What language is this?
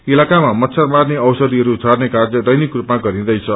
Nepali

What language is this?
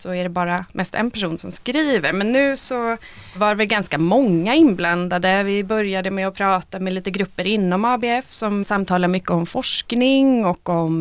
Swedish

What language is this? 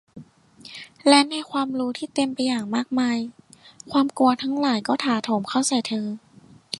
Thai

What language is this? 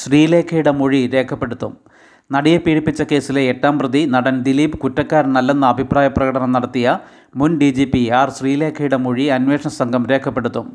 Malayalam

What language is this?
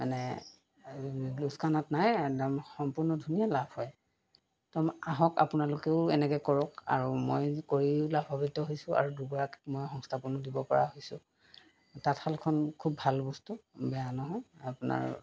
Assamese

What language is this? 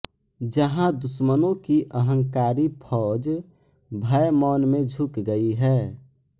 Hindi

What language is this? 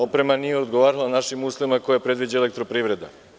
Serbian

